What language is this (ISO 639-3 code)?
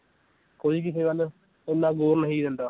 pan